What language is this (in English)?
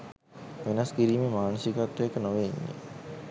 Sinhala